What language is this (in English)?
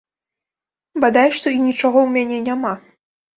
Belarusian